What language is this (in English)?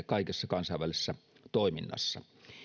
Finnish